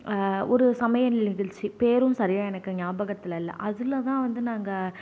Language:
Tamil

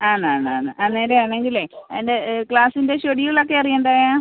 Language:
Malayalam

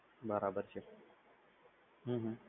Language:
Gujarati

